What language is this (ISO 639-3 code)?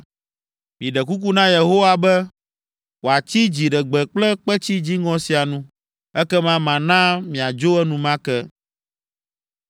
ewe